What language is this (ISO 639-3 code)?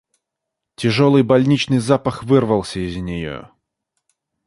rus